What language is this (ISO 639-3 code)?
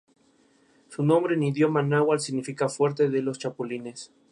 spa